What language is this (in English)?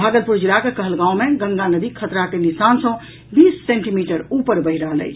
Maithili